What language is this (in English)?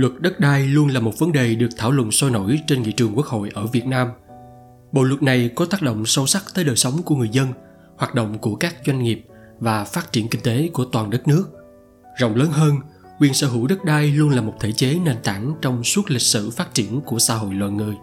Vietnamese